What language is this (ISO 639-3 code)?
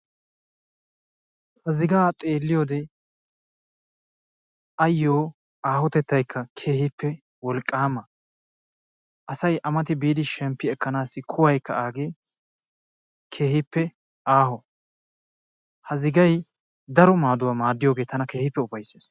wal